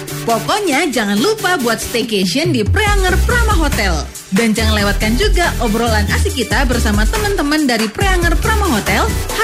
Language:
Indonesian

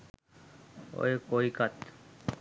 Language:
Sinhala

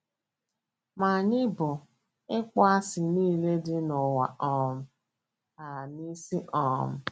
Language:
Igbo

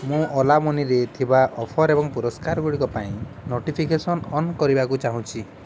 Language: Odia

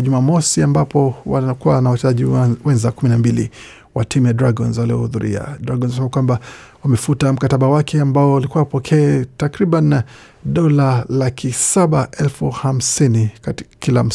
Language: Swahili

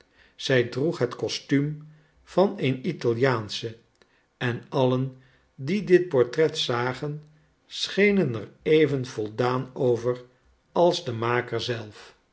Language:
Dutch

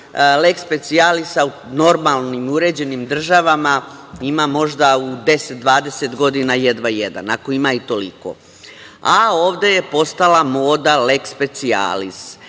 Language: Serbian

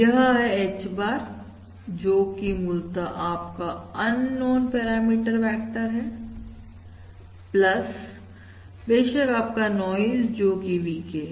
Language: Hindi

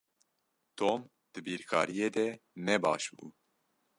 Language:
Kurdish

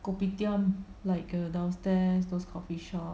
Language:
English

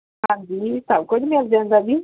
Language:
Punjabi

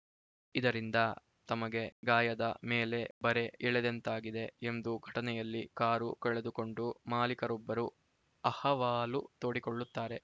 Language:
Kannada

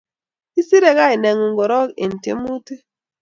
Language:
Kalenjin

